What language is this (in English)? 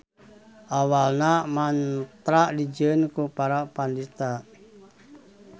Sundanese